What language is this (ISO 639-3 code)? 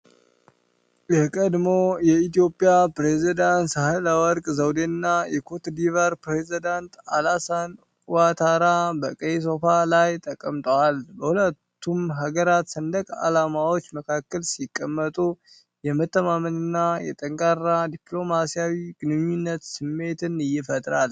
amh